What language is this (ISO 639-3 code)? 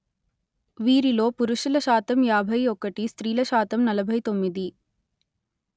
tel